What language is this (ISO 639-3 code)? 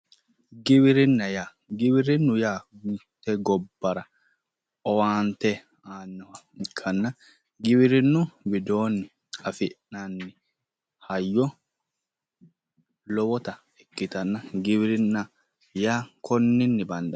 sid